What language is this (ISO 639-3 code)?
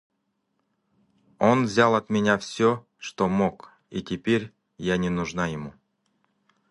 rus